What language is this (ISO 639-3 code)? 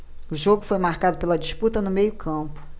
por